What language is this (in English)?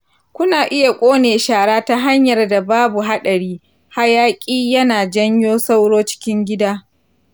Hausa